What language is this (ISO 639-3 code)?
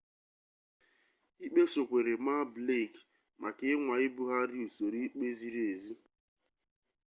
ibo